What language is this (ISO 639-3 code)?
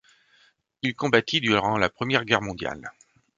fra